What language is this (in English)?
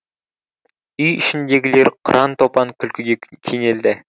Kazakh